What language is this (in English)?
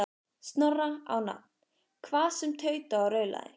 Icelandic